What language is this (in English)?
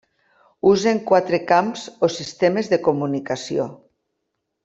Catalan